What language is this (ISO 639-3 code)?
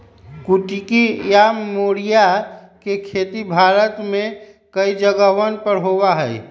mag